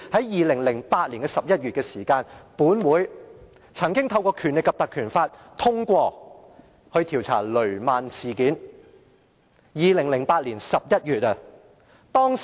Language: Cantonese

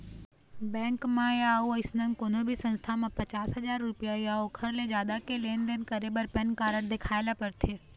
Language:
Chhattisgarhi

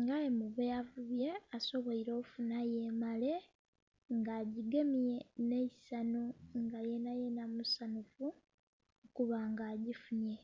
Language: Soga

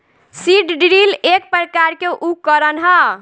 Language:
Bhojpuri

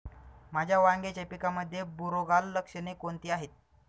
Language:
Marathi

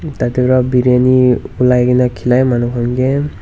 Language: Naga Pidgin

